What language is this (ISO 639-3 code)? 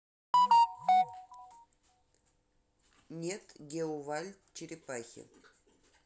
rus